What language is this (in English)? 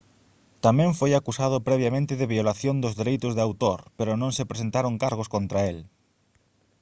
Galician